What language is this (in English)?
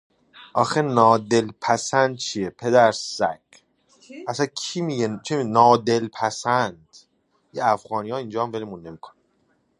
Persian